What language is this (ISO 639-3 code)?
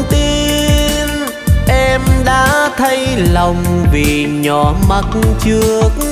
vie